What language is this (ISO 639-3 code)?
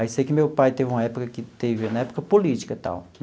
por